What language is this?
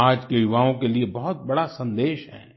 Hindi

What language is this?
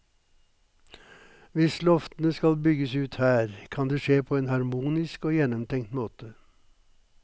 Norwegian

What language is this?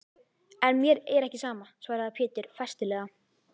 Icelandic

